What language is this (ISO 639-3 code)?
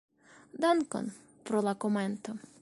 epo